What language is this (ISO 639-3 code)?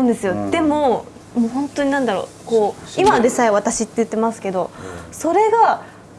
jpn